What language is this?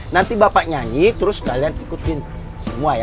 Indonesian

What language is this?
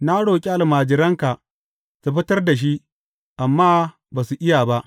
Hausa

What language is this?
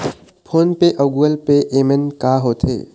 Chhattisgarhi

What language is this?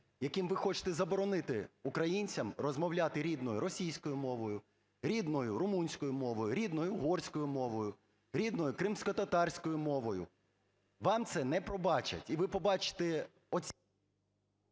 Ukrainian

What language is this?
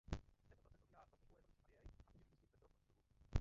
Czech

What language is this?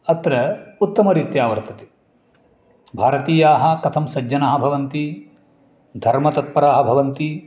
Sanskrit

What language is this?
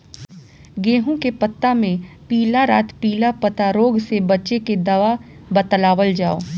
Bhojpuri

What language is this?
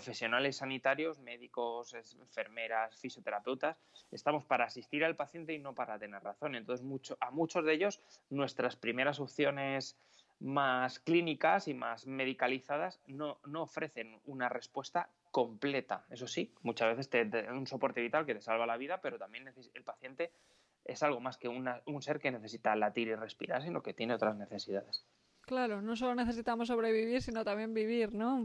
Spanish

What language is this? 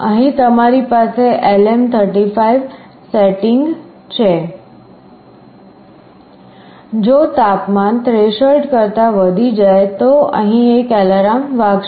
Gujarati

